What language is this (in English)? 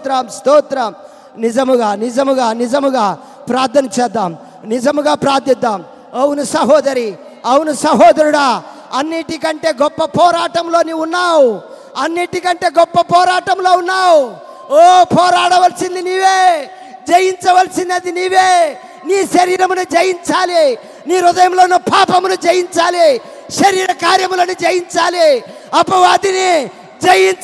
Telugu